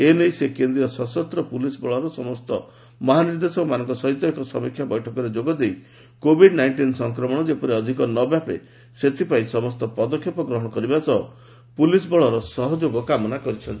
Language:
Odia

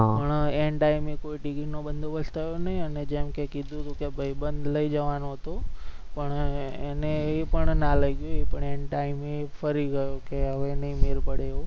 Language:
Gujarati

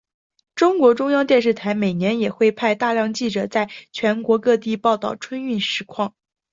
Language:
Chinese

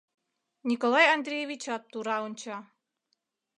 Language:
Mari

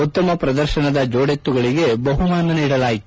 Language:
Kannada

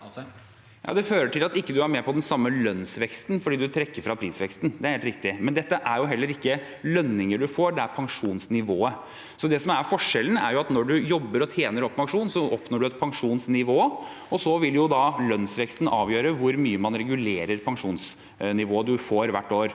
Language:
Norwegian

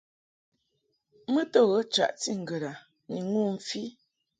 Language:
Mungaka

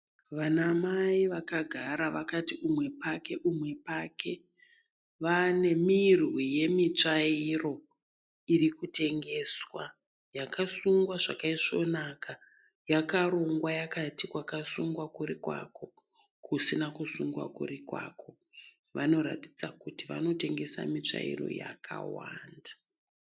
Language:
Shona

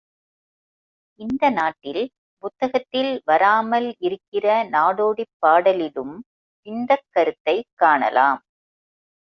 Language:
Tamil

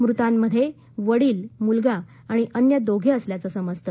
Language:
Marathi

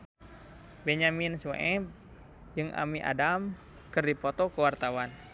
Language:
Sundanese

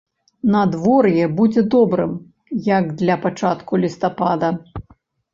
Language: Belarusian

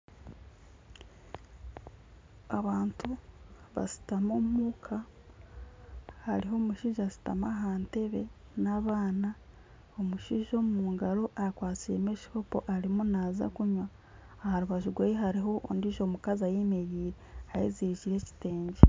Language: Nyankole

